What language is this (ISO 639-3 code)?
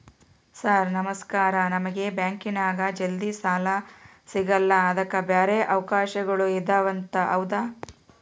kan